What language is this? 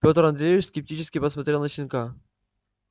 Russian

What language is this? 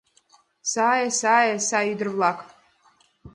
Mari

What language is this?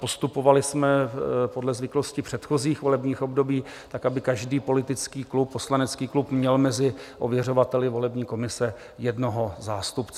Czech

